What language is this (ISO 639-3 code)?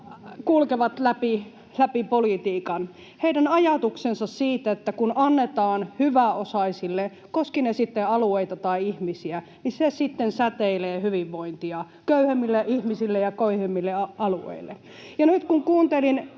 fin